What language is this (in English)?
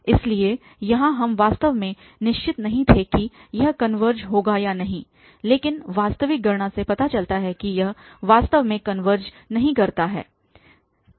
Hindi